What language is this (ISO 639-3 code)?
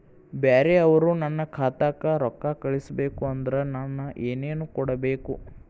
kan